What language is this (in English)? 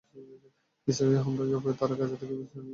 Bangla